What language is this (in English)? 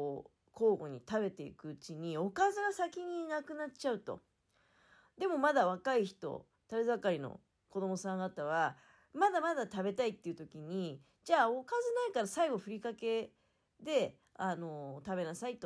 Japanese